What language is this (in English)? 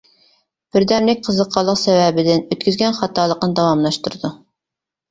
Uyghur